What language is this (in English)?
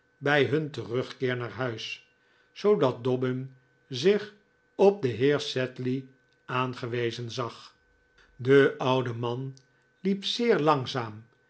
Dutch